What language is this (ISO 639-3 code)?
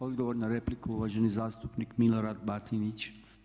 hrv